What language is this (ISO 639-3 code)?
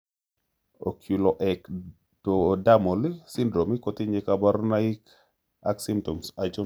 kln